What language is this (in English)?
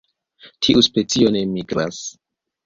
Esperanto